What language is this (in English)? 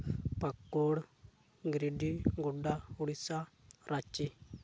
Santali